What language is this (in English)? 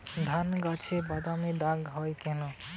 Bangla